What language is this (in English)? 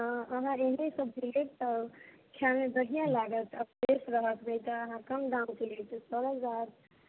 Maithili